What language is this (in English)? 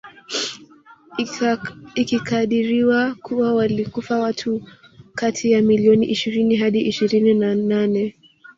Swahili